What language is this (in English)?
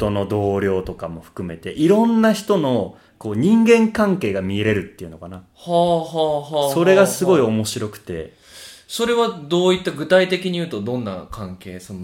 Japanese